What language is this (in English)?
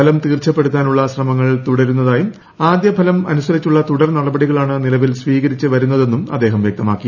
Malayalam